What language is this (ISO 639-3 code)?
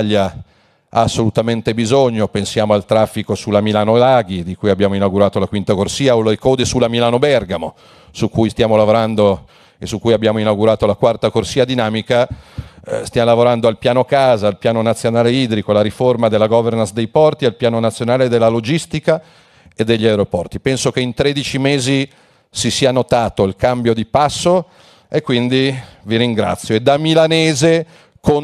ita